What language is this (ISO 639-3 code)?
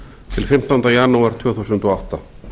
isl